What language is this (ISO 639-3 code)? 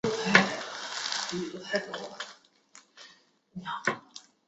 zho